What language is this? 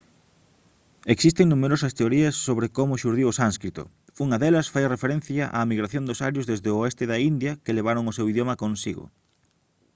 Galician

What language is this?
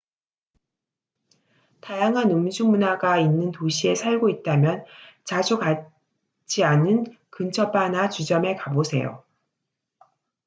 Korean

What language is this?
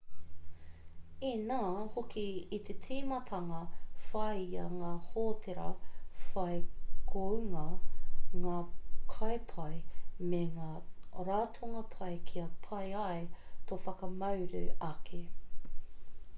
Māori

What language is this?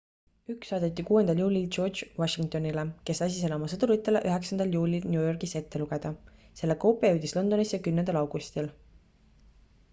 Estonian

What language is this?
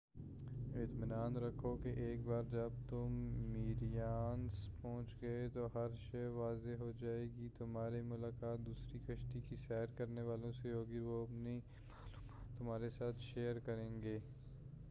Urdu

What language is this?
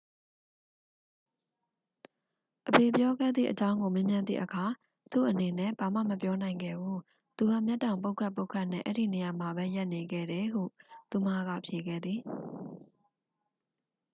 Burmese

